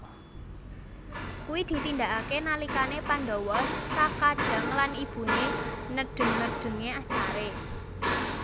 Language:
Javanese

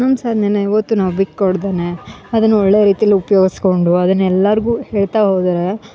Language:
Kannada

